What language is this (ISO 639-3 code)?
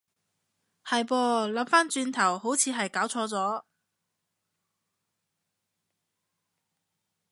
yue